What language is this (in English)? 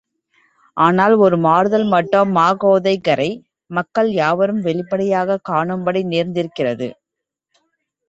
Tamil